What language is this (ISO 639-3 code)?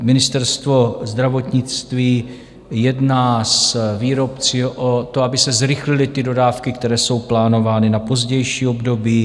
ces